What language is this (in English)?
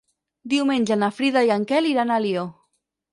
Catalan